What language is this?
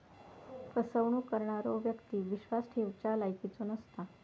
Marathi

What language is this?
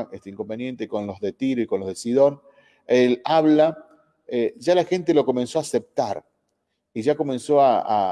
Spanish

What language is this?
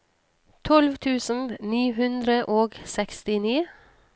Norwegian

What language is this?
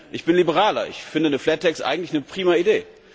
German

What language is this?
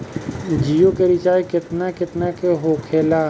Bhojpuri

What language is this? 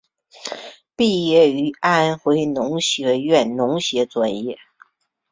Chinese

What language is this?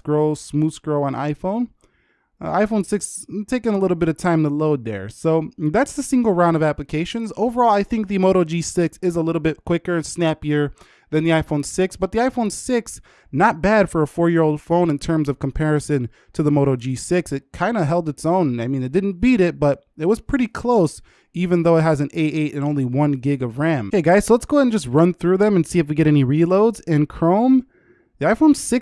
English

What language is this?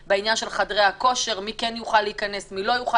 Hebrew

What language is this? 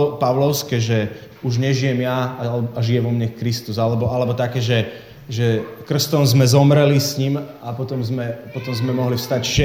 Slovak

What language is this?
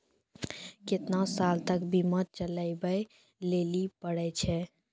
Maithili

